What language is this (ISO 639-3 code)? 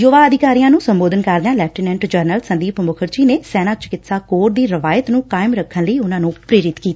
pan